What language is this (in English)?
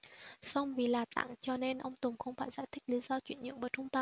Vietnamese